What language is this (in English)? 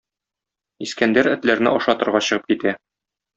Tatar